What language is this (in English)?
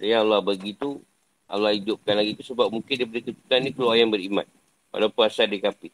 Malay